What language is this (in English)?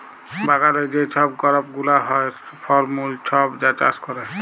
Bangla